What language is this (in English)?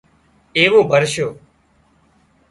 Wadiyara Koli